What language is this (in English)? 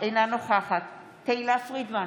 Hebrew